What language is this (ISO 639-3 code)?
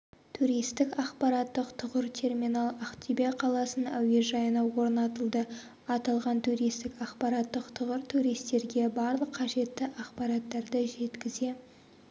kaz